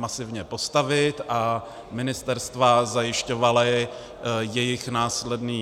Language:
Czech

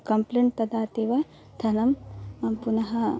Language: Sanskrit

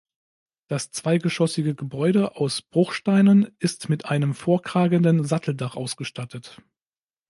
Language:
German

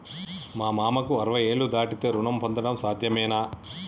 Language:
Telugu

